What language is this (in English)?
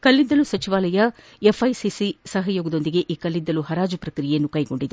Kannada